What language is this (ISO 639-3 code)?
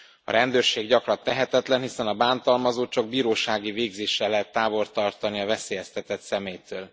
hun